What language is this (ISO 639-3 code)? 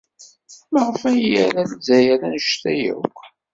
kab